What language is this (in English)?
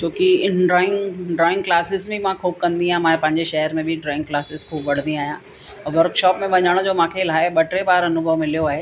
Sindhi